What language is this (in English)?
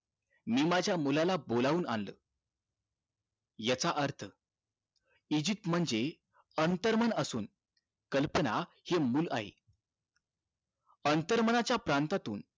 Marathi